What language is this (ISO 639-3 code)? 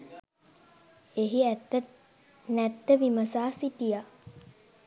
sin